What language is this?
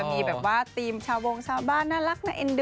Thai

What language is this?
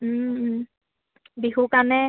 Assamese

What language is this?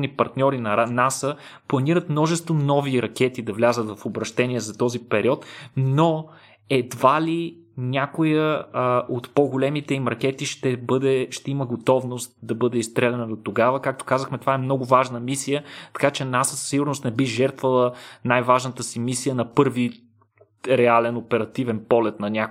Bulgarian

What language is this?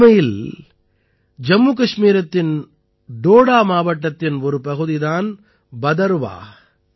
Tamil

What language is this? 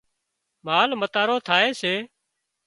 Wadiyara Koli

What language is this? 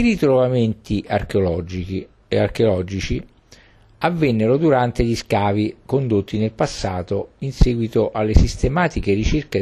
Italian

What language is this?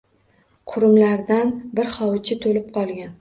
Uzbek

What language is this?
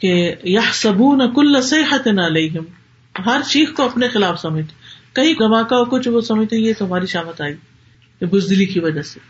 Urdu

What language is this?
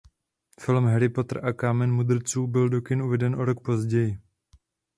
Czech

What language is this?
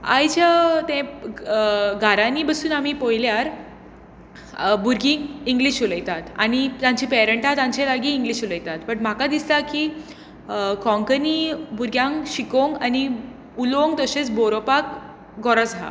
Konkani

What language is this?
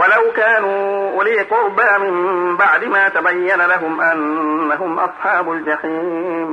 Arabic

